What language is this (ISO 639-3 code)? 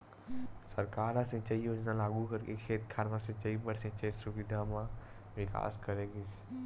hne